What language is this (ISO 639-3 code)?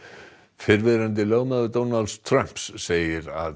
isl